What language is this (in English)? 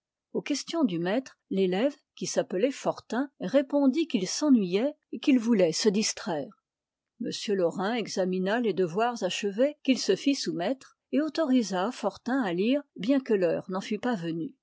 French